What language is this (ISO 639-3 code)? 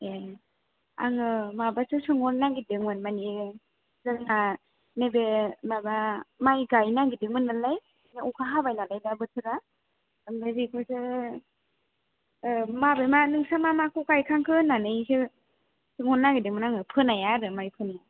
brx